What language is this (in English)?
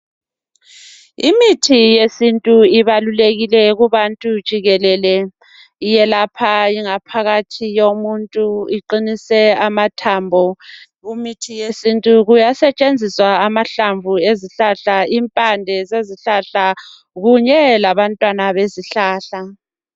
North Ndebele